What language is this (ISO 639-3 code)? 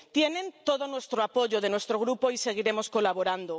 spa